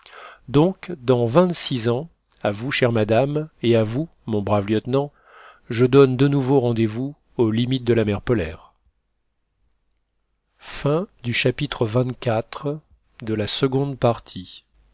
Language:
French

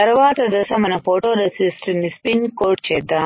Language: Telugu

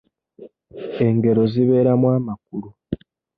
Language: Ganda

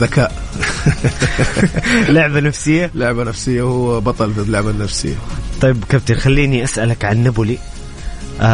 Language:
Arabic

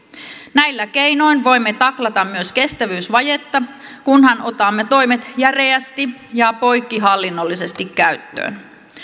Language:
Finnish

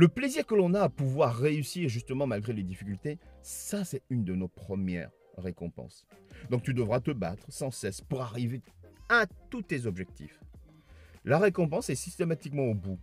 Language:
French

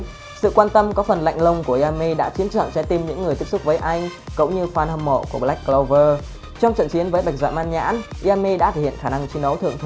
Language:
Vietnamese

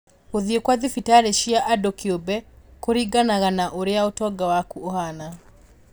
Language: Kikuyu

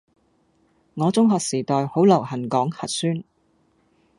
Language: Cantonese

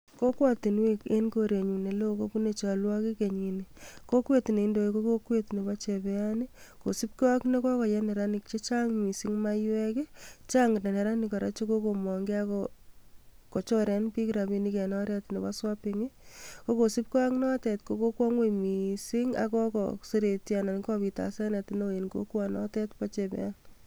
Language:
Kalenjin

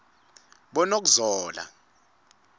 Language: Swati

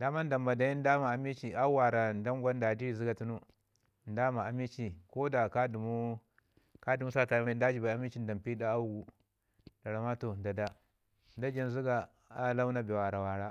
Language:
Ngizim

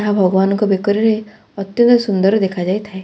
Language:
Odia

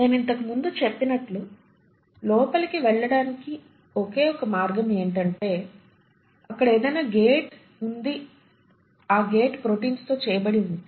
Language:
Telugu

